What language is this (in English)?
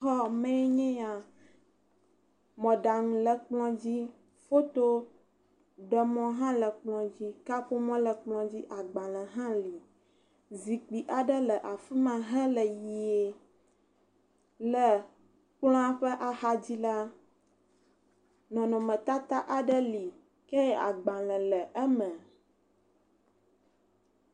Ewe